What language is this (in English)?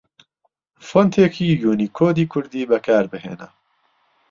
Central Kurdish